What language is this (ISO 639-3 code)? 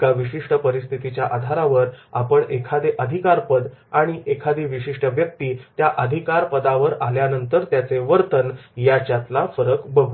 mar